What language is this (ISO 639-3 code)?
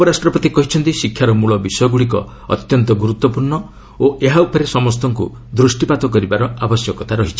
ori